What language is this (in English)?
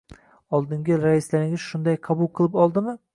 Uzbek